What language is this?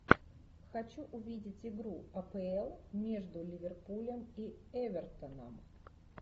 Russian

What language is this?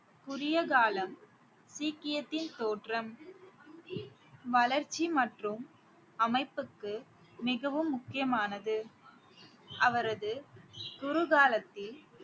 Tamil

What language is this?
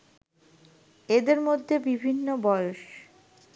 Bangla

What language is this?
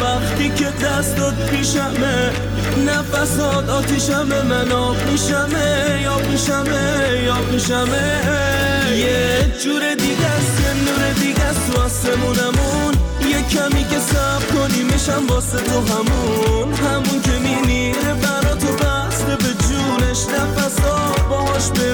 Persian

